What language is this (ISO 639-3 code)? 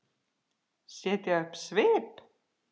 isl